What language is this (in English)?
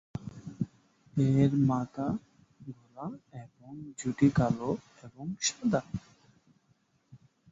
Bangla